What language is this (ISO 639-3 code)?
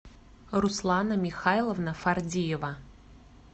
rus